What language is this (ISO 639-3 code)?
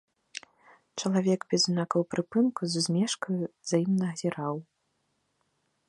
bel